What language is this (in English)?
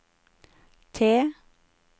Norwegian